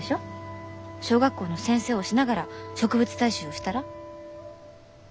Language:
Japanese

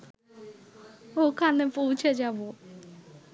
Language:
Bangla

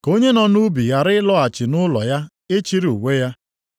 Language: Igbo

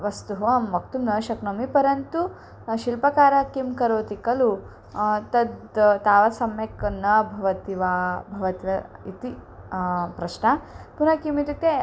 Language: Sanskrit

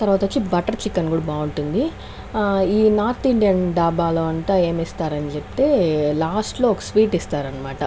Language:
Telugu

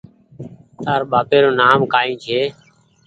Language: Goaria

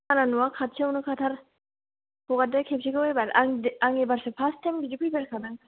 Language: Bodo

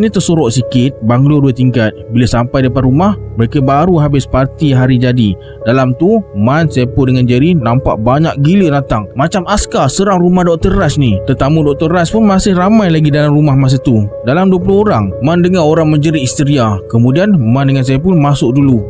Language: Malay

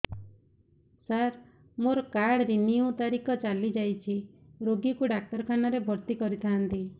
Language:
Odia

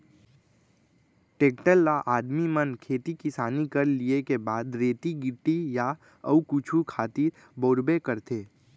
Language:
Chhattisgarhi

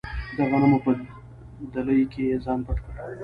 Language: Pashto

